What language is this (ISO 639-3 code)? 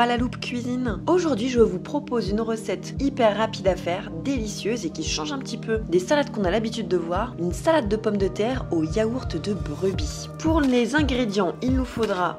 fra